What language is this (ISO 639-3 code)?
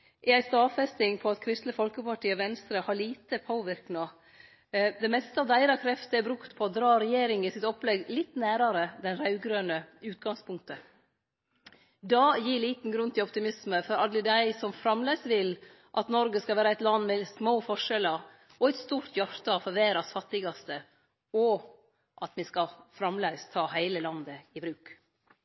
nno